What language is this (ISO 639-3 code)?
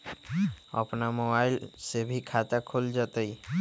mag